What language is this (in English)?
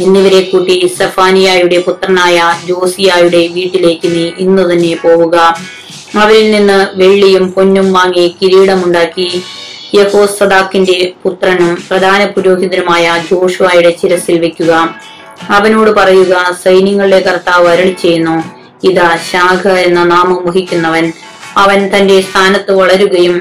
Malayalam